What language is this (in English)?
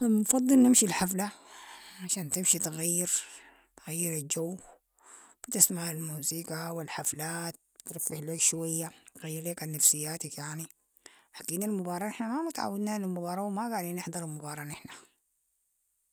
Sudanese Arabic